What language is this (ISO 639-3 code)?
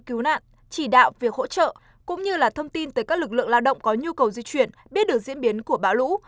vie